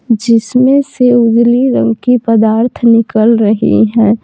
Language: Hindi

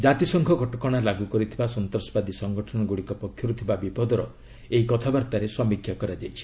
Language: Odia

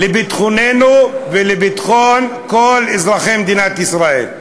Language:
Hebrew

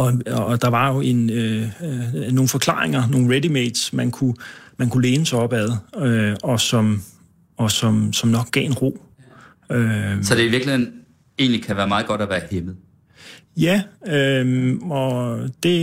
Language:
Danish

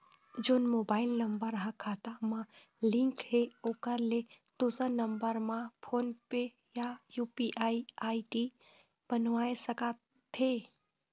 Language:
Chhattisgarhi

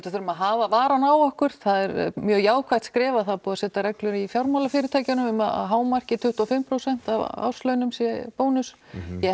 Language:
Icelandic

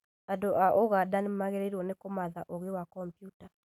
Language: Kikuyu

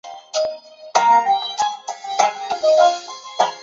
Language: Chinese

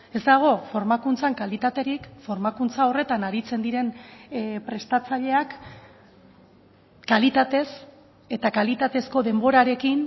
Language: Basque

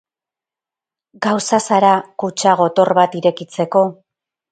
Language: Basque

